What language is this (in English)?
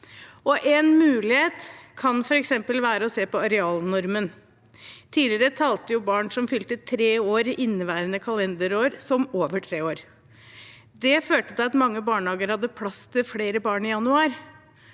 Norwegian